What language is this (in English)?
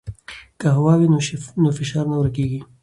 Pashto